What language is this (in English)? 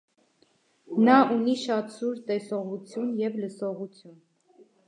Armenian